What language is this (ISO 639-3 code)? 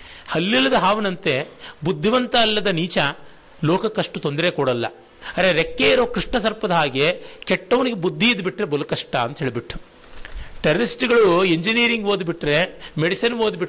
kan